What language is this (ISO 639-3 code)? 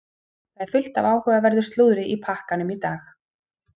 isl